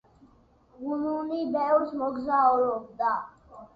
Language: Georgian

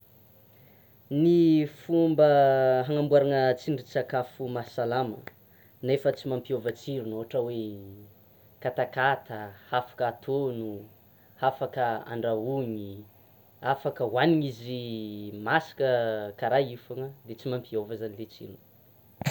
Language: Tsimihety Malagasy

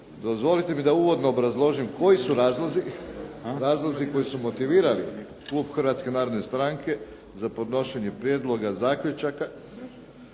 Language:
Croatian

